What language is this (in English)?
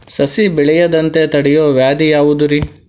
Kannada